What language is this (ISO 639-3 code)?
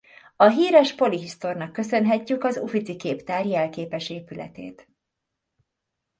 hun